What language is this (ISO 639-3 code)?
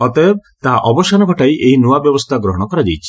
ori